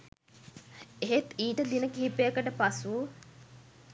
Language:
Sinhala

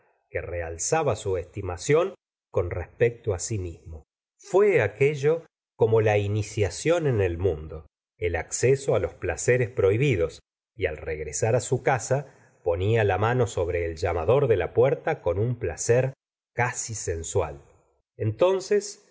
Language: Spanish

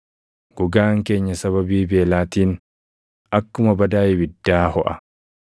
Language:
Oromo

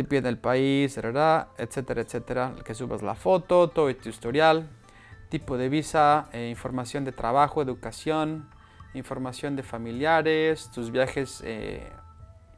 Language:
Spanish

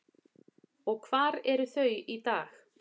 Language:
Icelandic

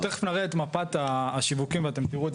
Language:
Hebrew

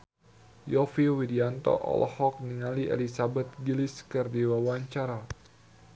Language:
Sundanese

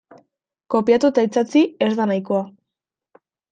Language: Basque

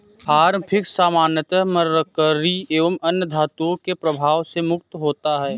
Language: Hindi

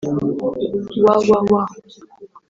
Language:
Kinyarwanda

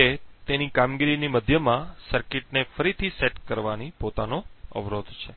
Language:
Gujarati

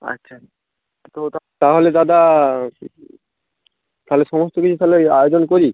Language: Bangla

